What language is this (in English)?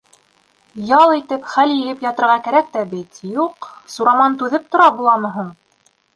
Bashkir